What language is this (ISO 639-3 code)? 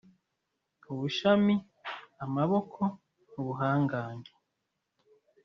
kin